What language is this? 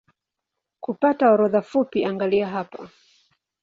Swahili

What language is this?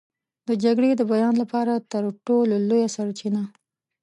Pashto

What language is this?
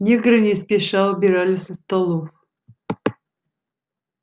Russian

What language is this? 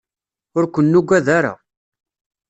Kabyle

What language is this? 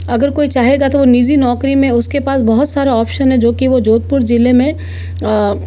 Hindi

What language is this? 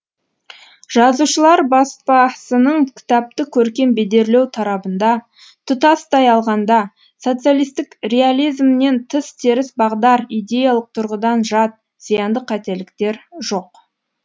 Kazakh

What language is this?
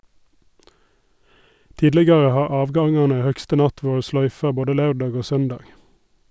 Norwegian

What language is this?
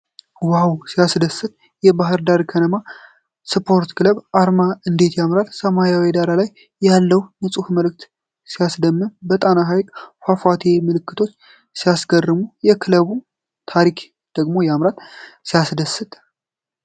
Amharic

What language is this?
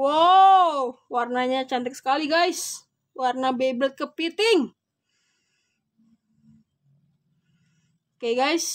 Indonesian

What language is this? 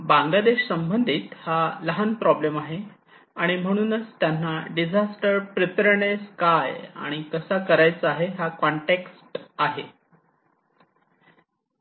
Marathi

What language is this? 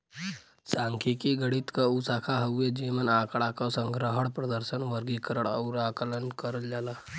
Bhojpuri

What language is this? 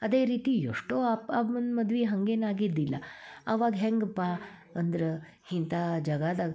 Kannada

